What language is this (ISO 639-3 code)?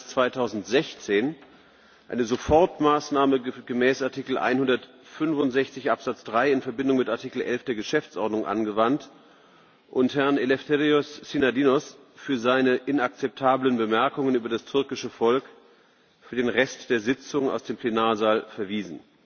deu